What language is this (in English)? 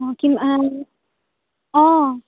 Assamese